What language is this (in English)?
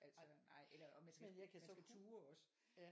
Danish